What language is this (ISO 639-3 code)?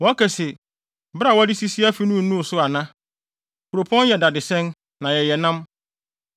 aka